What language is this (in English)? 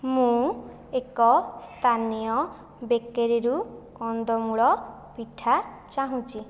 Odia